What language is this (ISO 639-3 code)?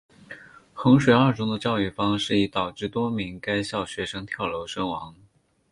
zho